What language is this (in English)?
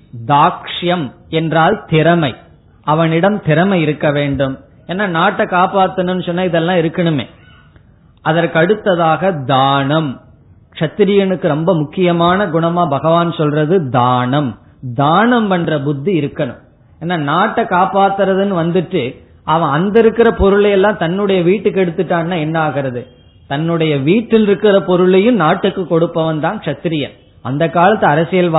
Tamil